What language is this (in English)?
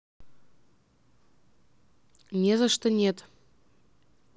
Russian